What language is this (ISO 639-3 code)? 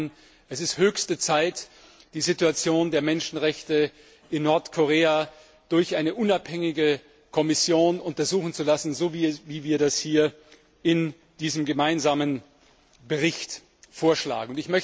deu